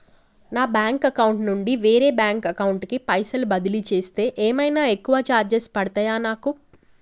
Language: Telugu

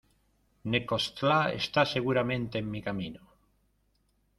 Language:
Spanish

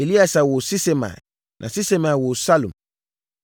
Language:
Akan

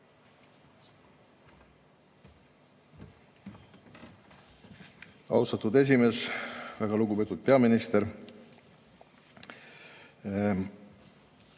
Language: Estonian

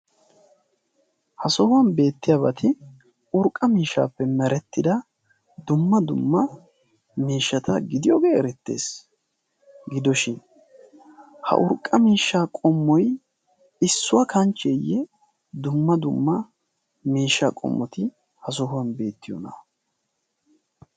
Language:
Wolaytta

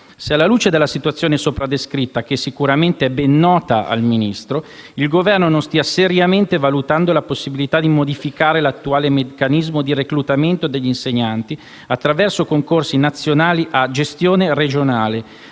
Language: Italian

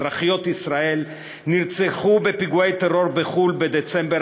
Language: Hebrew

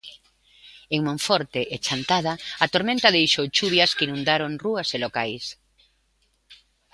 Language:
Galician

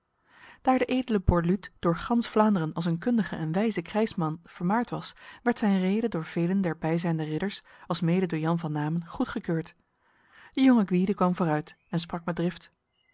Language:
Dutch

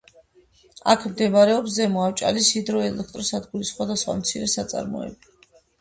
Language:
Georgian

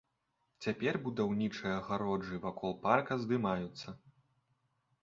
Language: Belarusian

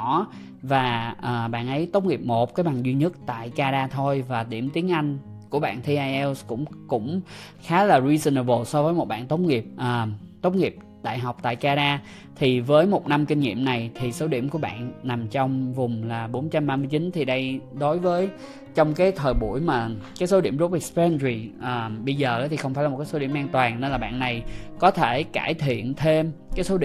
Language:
Vietnamese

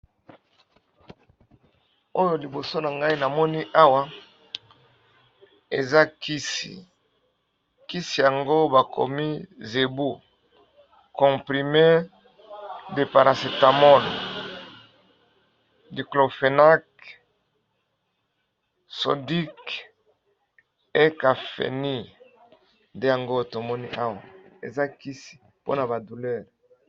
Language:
Lingala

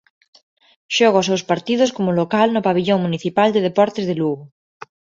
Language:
Galician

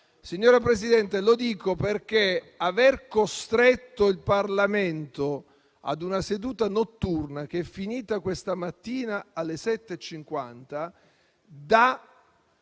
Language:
Italian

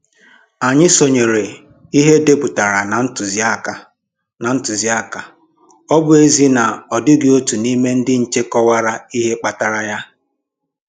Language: Igbo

